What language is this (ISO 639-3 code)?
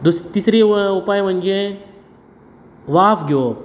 kok